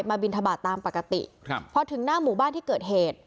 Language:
Thai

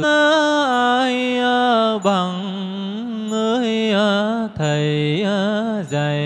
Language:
Vietnamese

